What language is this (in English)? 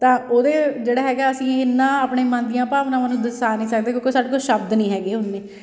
Punjabi